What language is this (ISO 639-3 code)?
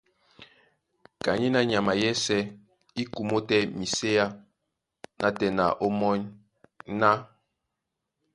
dua